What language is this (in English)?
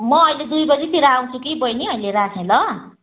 Nepali